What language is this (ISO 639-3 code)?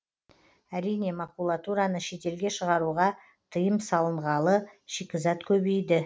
kaz